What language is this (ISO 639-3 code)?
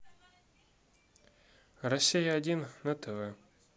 rus